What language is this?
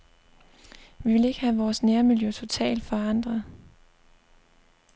Danish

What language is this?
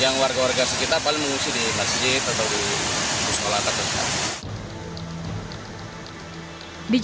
Indonesian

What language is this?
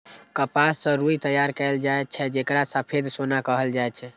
Maithili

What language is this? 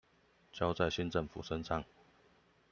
Chinese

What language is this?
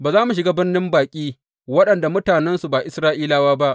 Hausa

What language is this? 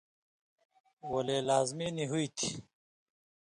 Indus Kohistani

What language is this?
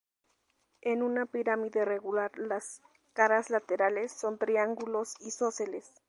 Spanish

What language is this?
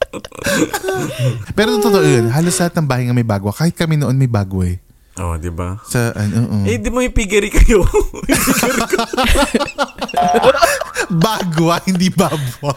Filipino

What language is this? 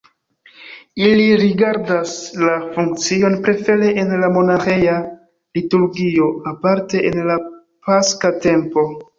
Esperanto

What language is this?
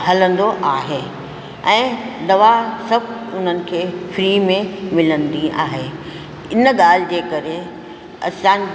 Sindhi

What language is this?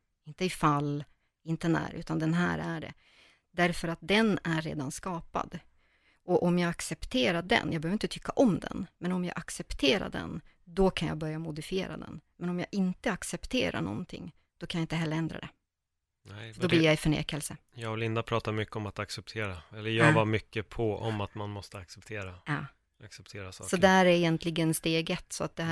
Swedish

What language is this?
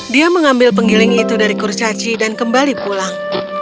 Indonesian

